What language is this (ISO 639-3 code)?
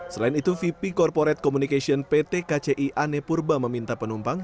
ind